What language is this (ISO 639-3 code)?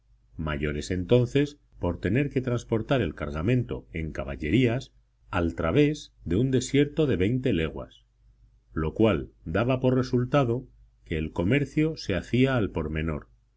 spa